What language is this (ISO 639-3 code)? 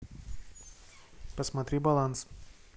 rus